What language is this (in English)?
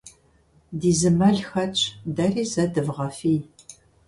Kabardian